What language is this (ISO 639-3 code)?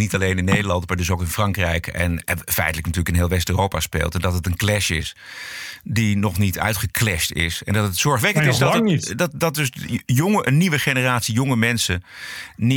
nld